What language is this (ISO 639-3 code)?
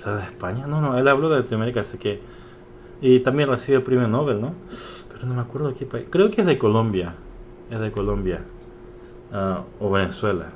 spa